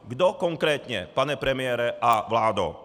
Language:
Czech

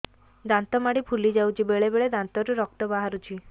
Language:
Odia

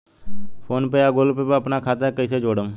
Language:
Bhojpuri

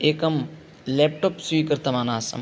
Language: Sanskrit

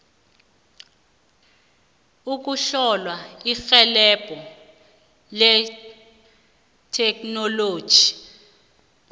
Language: South Ndebele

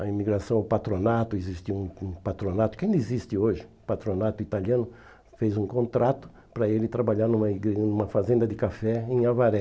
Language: Portuguese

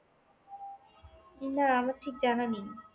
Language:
Bangla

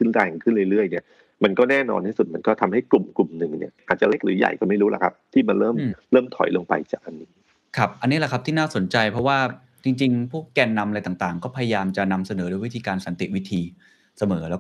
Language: Thai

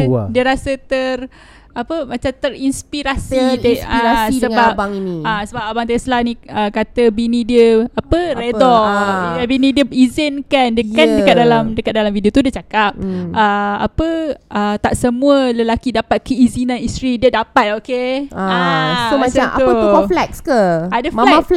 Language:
Malay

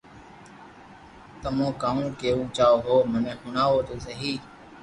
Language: Loarki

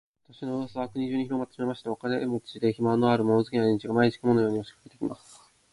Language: Japanese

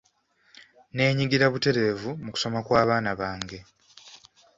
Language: Ganda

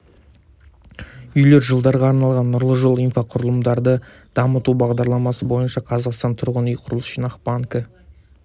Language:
Kazakh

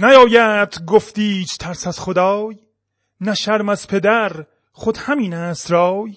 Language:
Persian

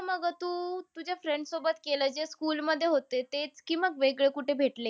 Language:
Marathi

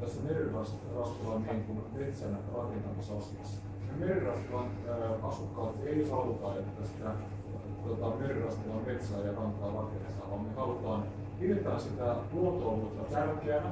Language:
Finnish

